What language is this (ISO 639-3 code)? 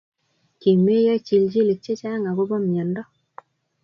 kln